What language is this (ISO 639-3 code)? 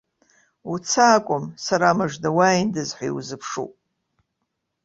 abk